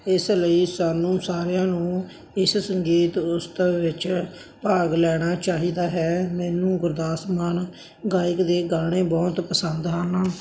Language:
Punjabi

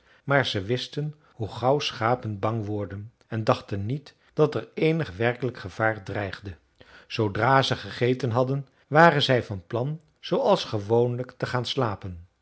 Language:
Dutch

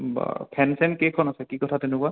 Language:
Assamese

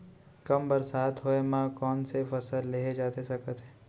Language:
Chhattisgarhi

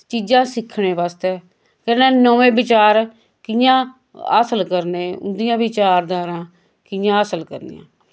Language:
Dogri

